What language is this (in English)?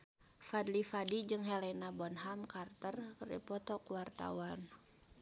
Sundanese